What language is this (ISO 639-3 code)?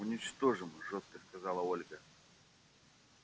rus